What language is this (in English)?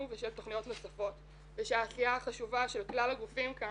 Hebrew